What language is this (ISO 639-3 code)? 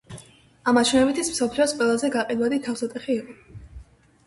kat